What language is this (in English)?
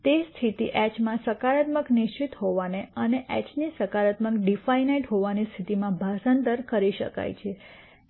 Gujarati